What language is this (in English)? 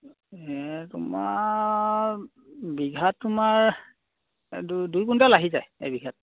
Assamese